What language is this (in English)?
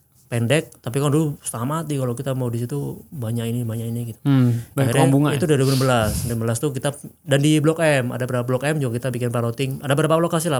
Indonesian